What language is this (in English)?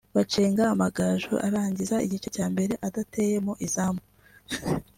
Kinyarwanda